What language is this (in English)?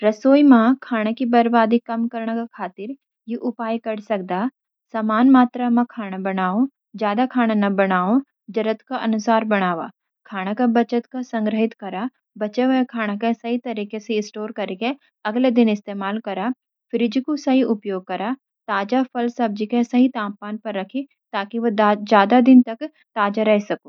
Garhwali